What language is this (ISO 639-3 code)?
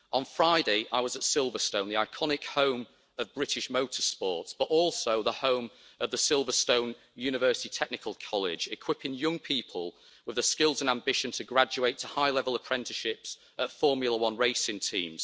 eng